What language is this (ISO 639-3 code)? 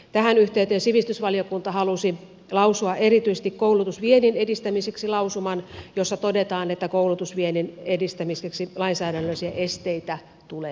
fin